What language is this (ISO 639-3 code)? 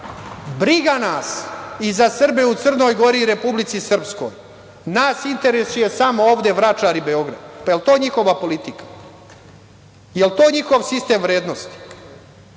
srp